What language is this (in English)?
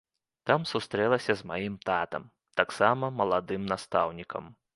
Belarusian